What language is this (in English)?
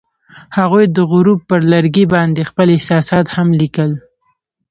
Pashto